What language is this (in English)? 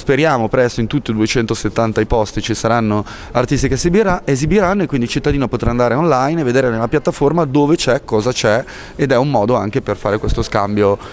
Italian